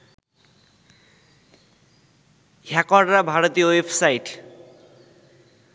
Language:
Bangla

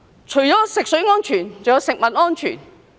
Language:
Cantonese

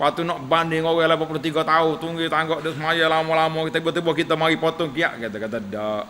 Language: Malay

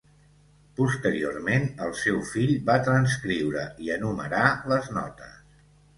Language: Catalan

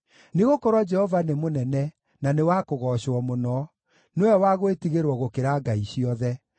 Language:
Kikuyu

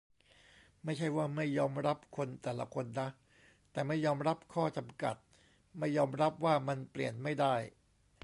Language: Thai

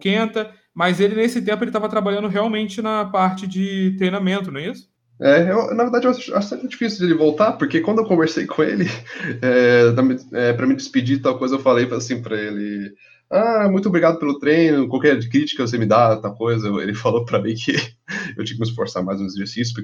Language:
Portuguese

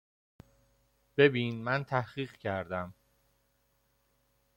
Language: Persian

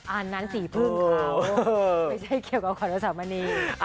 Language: Thai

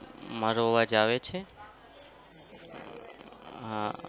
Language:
Gujarati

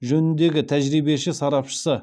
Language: Kazakh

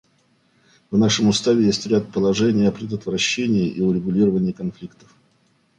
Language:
Russian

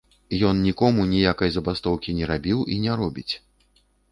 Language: Belarusian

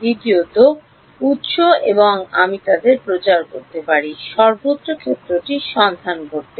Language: Bangla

